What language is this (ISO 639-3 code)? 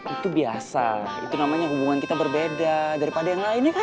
ind